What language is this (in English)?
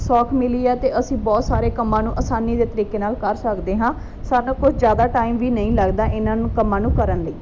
Punjabi